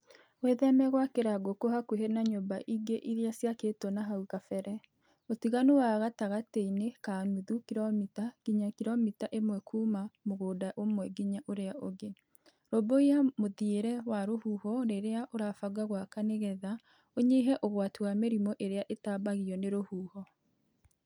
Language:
Kikuyu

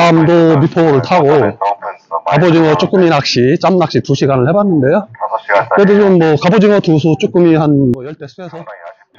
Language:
Korean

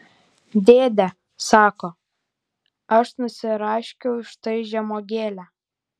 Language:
Lithuanian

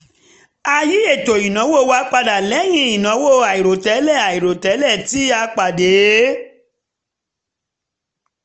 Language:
Yoruba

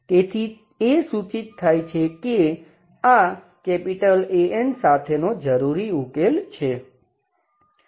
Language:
Gujarati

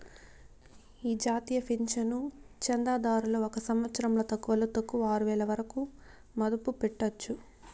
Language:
Telugu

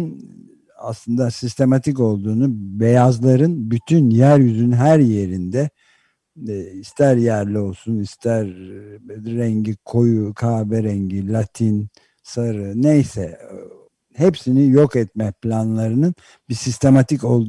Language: Turkish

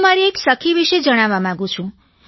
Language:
Gujarati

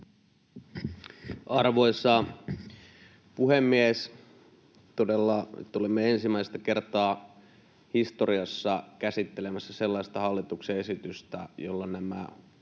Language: Finnish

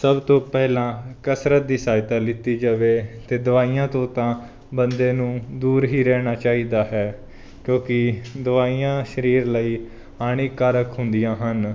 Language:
Punjabi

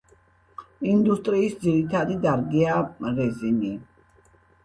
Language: Georgian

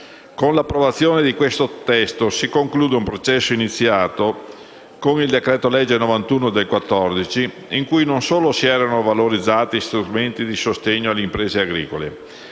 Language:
Italian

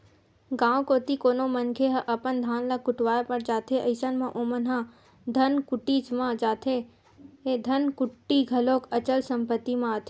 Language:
Chhattisgarhi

